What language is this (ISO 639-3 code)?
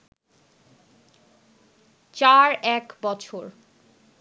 ben